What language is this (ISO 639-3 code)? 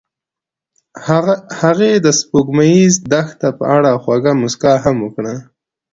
pus